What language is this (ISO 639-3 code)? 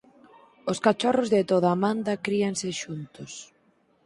glg